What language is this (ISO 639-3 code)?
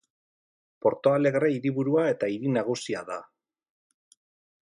eus